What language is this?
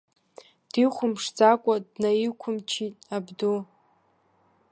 Abkhazian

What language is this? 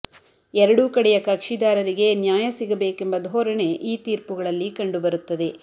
Kannada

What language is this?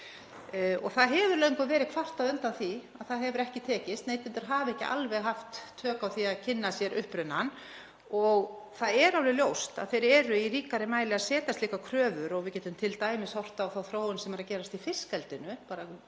Icelandic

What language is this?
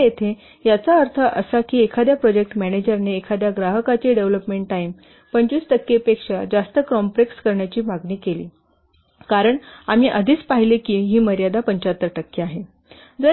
Marathi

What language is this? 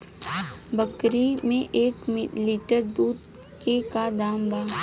Bhojpuri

